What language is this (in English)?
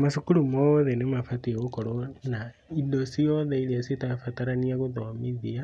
Kikuyu